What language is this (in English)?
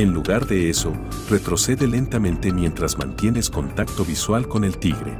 Spanish